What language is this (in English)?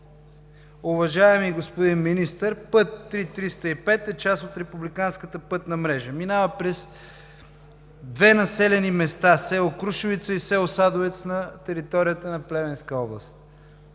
Bulgarian